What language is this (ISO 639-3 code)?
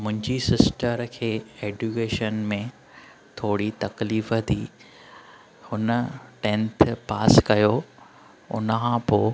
snd